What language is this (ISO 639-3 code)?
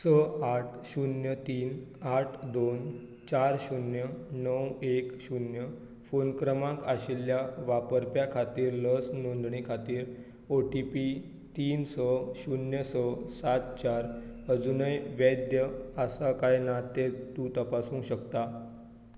kok